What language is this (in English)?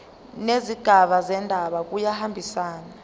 Zulu